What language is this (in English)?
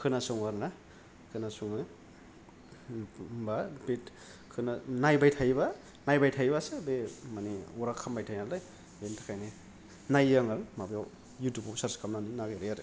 Bodo